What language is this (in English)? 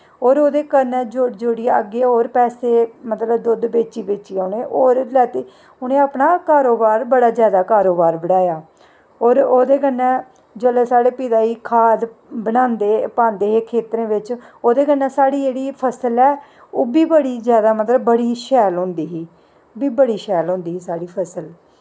Dogri